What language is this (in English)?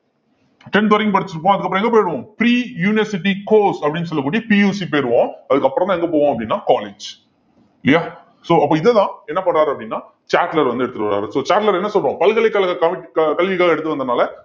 Tamil